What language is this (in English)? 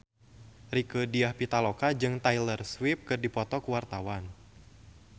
Sundanese